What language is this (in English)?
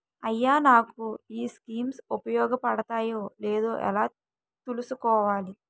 Telugu